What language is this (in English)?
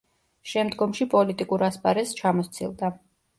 Georgian